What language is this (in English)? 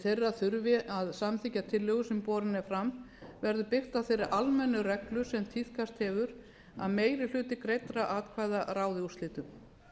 Icelandic